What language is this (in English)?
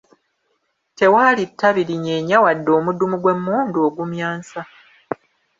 Ganda